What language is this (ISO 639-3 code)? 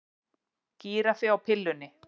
isl